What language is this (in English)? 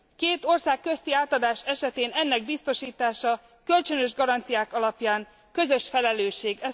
Hungarian